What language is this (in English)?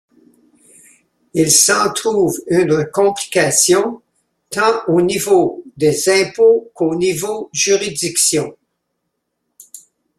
French